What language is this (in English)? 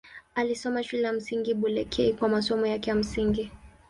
Swahili